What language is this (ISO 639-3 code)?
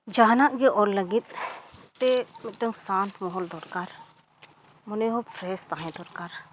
sat